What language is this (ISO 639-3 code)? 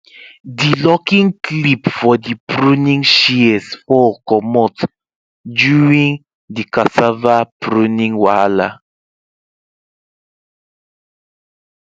pcm